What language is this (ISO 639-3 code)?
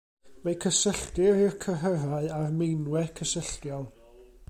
cym